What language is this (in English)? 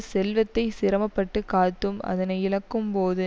Tamil